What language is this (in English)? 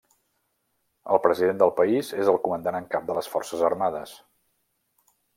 Catalan